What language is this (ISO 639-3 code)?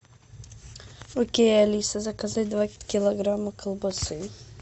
rus